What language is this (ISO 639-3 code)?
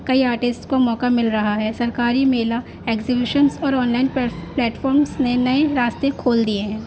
urd